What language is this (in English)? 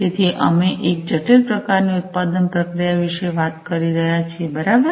Gujarati